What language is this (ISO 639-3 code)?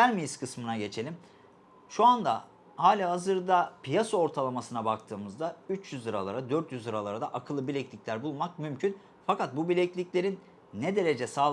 tur